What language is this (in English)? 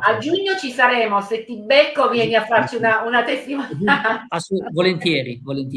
Italian